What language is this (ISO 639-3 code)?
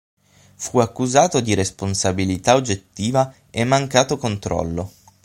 ita